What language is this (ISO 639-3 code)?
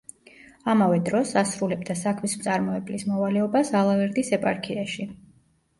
kat